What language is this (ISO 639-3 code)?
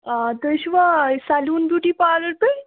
kas